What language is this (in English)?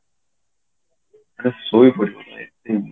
Odia